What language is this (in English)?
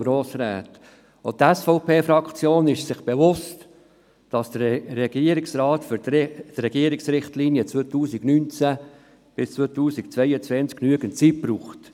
Swiss German